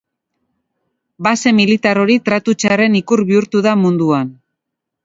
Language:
Basque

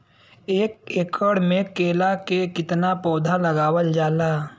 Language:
Bhojpuri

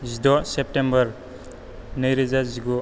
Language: Bodo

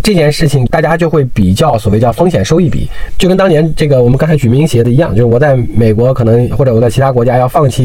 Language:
Chinese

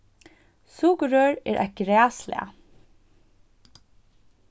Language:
Faroese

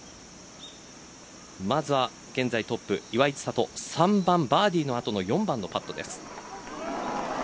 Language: Japanese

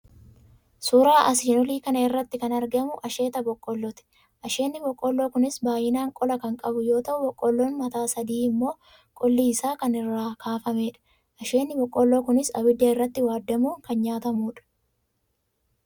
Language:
Oromo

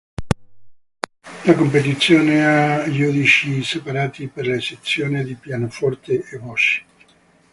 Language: Italian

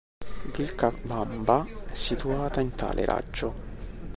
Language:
Italian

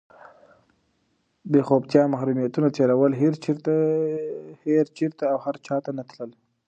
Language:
Pashto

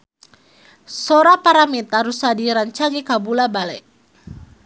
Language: Sundanese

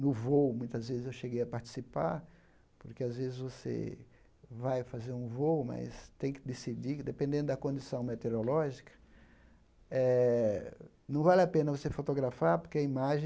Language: Portuguese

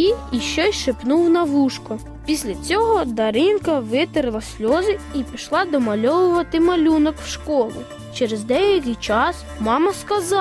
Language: Ukrainian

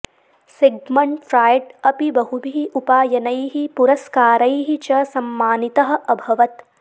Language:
Sanskrit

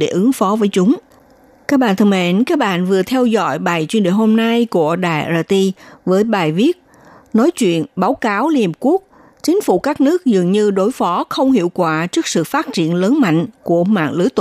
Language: Vietnamese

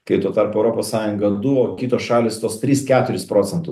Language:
Lithuanian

